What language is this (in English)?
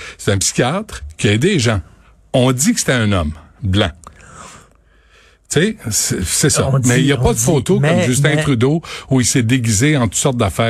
French